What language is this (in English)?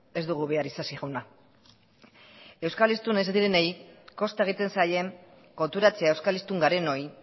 Basque